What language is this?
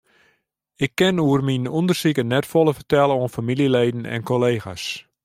Western Frisian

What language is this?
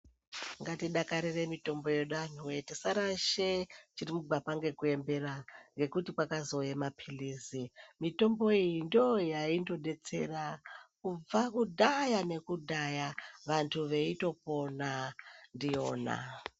Ndau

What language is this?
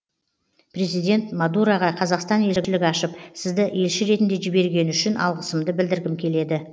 Kazakh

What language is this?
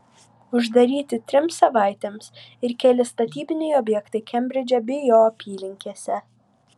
Lithuanian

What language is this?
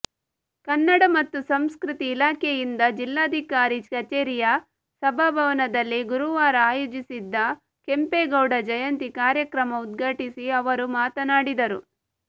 Kannada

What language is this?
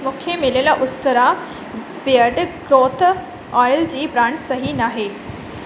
Sindhi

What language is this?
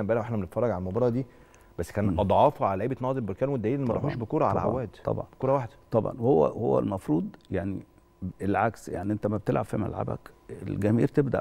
Arabic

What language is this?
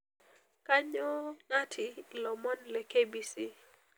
Masai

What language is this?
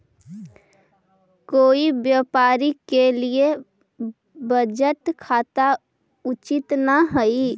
Magahi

